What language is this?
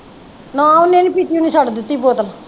Punjabi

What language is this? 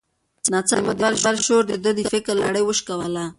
Pashto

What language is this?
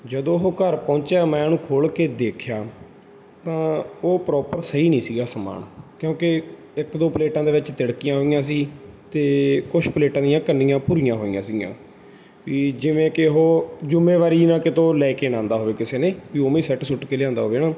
Punjabi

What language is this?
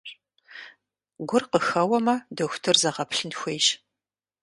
Kabardian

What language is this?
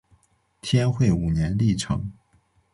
Chinese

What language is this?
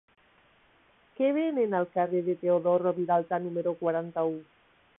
Catalan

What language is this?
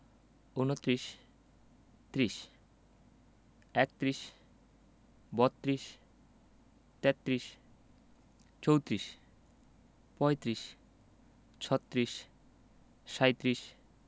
Bangla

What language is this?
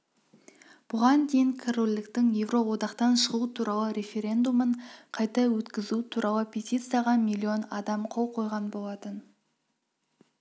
Kazakh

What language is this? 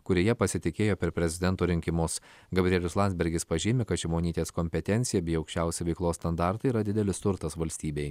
Lithuanian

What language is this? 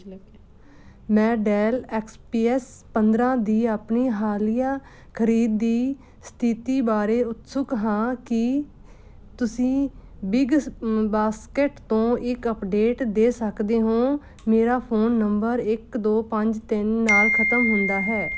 Punjabi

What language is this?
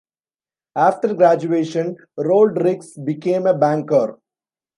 English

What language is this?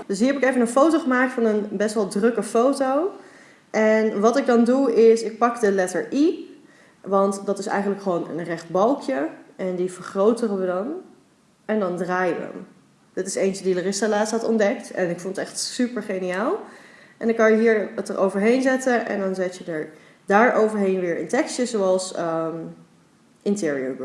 Dutch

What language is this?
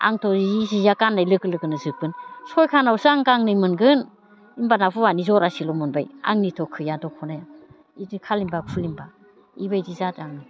Bodo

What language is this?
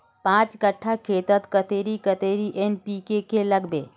Magahi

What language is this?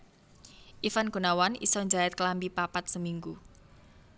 Javanese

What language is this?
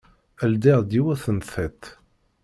Kabyle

